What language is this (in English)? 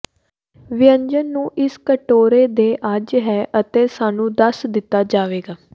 Punjabi